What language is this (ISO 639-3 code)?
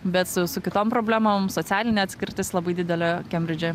lit